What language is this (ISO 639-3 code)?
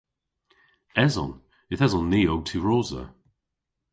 cor